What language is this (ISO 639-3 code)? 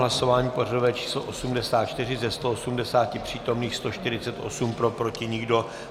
ces